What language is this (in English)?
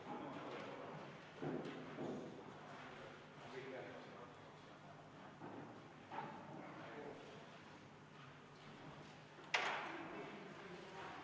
Estonian